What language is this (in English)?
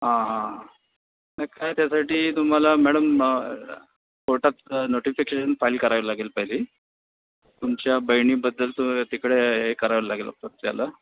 Marathi